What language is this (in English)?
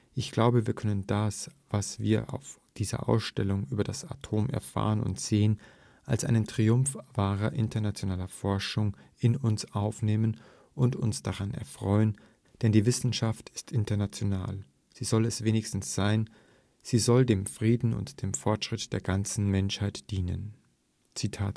German